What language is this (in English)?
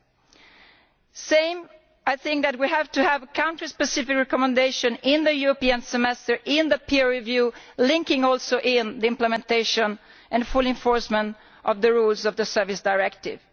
English